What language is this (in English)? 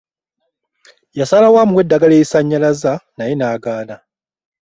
Ganda